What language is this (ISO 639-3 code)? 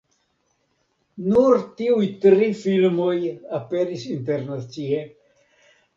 epo